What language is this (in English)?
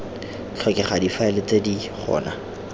Tswana